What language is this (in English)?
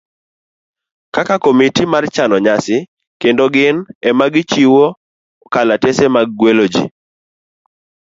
Luo (Kenya and Tanzania)